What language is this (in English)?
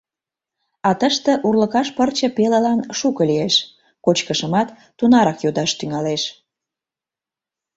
Mari